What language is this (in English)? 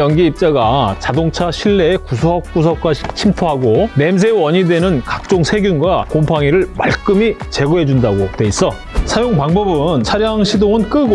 Korean